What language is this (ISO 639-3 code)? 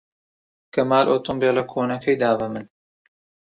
ckb